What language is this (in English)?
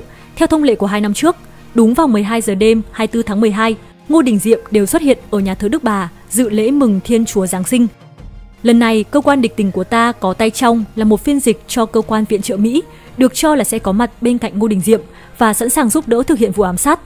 Vietnamese